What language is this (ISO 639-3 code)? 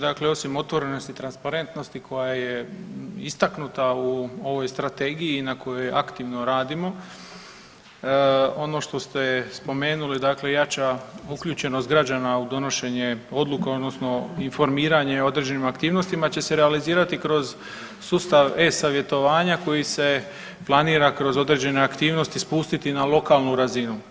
hrv